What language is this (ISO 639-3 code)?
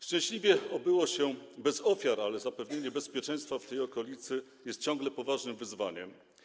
pol